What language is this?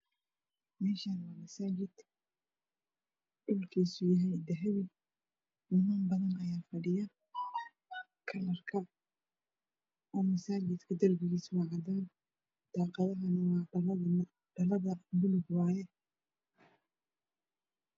Somali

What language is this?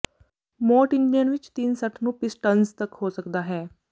Punjabi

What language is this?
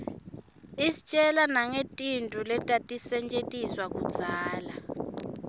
Swati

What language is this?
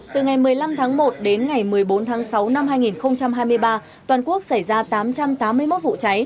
Vietnamese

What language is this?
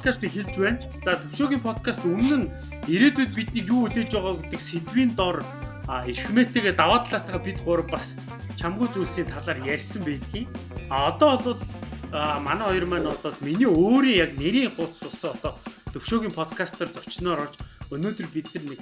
Korean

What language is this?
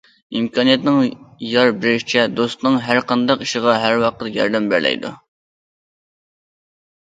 Uyghur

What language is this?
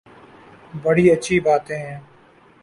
Urdu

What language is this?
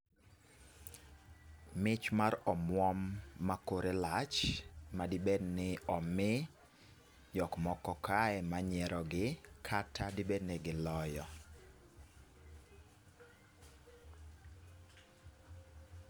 Luo (Kenya and Tanzania)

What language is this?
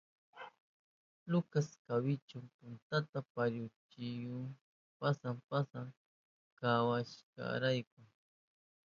Southern Pastaza Quechua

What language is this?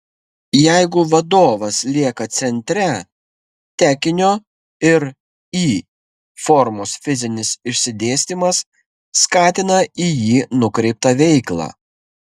Lithuanian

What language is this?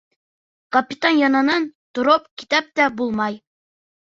Bashkir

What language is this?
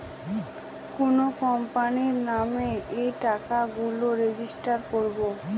Bangla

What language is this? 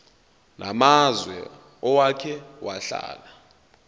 Zulu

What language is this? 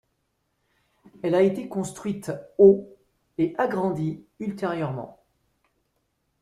French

